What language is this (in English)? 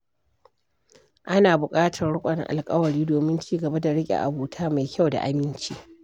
Hausa